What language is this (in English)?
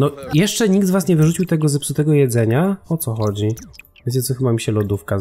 Polish